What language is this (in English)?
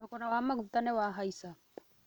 Kikuyu